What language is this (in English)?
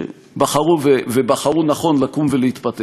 Hebrew